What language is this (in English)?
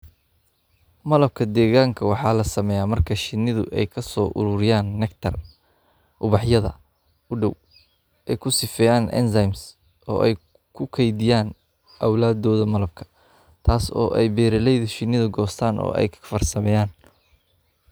Somali